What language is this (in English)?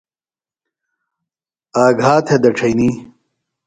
Phalura